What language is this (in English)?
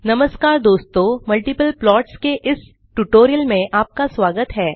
Hindi